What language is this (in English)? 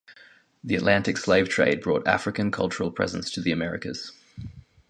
English